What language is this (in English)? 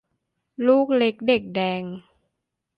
Thai